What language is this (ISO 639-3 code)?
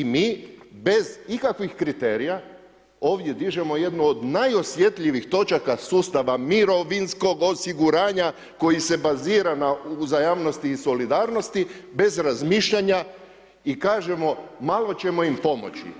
hrv